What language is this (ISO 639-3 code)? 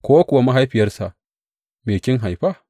hau